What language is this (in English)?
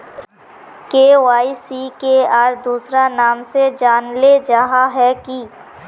Magahi